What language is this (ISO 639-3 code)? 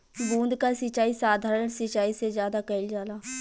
bho